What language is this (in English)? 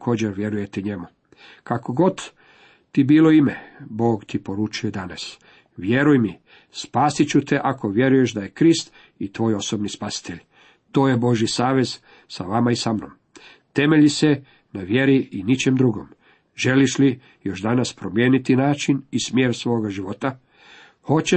Croatian